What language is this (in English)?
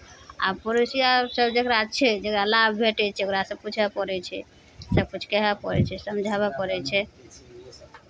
Maithili